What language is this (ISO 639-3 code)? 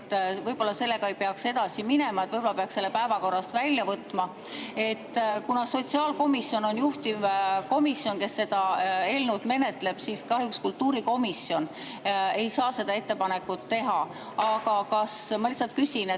est